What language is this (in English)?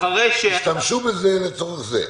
Hebrew